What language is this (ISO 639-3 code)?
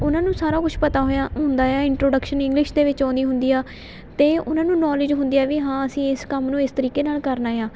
pan